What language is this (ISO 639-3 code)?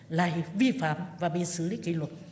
vie